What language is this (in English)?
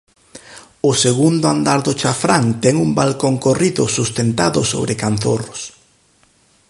Galician